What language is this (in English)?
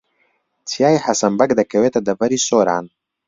Central Kurdish